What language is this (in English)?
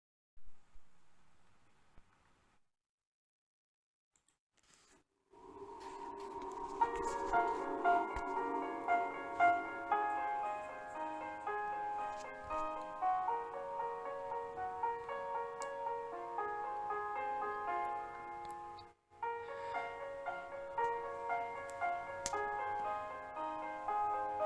Turkish